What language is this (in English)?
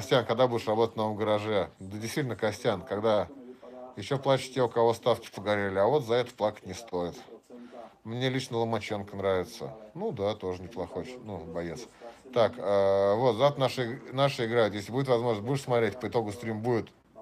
Russian